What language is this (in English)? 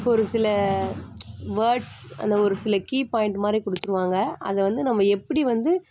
Tamil